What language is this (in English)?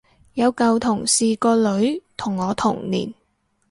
Cantonese